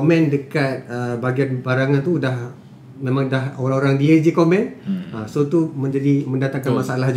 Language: Malay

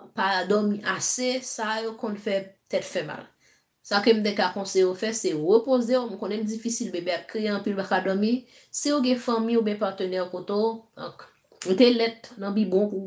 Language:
French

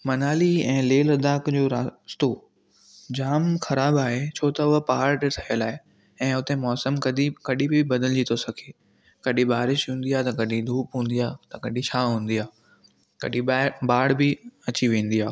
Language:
Sindhi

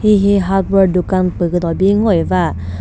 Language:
Chokri Naga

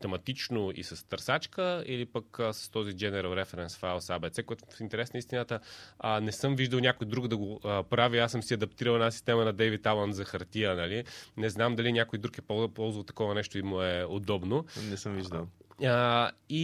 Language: Bulgarian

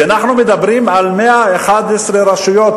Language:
Hebrew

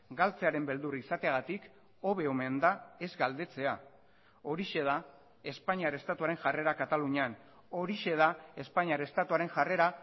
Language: Basque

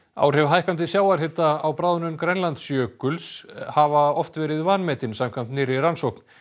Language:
Icelandic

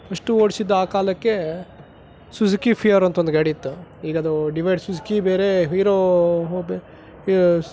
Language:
Kannada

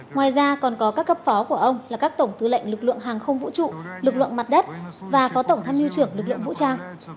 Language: Vietnamese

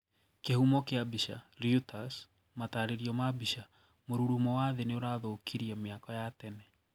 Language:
Kikuyu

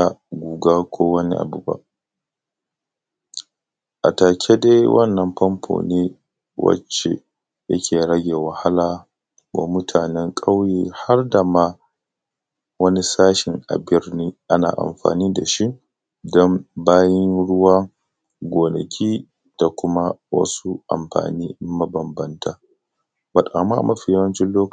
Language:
Hausa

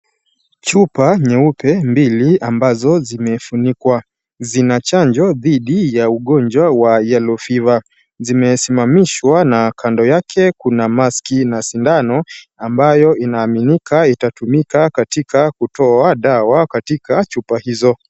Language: Swahili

